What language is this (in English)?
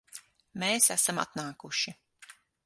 Latvian